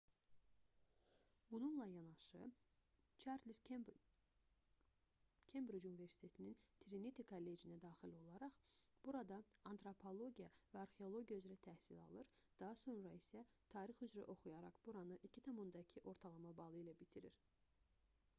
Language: Azerbaijani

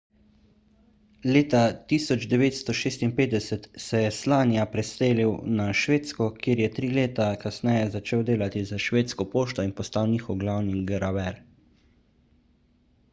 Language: Slovenian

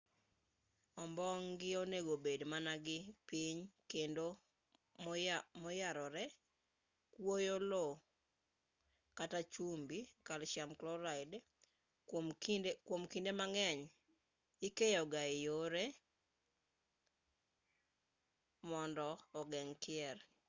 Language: Luo (Kenya and Tanzania)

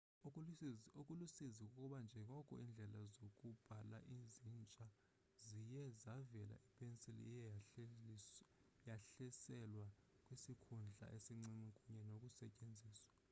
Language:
Xhosa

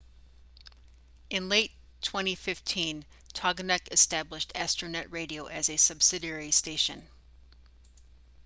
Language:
English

